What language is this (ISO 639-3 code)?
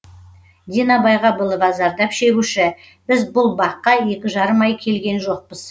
kaz